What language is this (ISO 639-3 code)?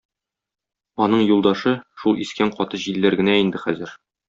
tat